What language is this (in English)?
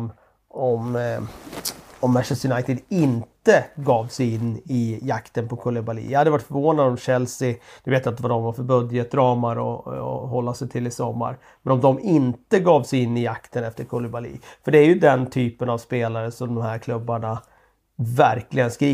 Swedish